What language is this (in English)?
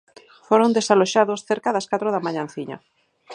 Galician